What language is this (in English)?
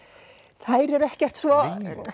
Icelandic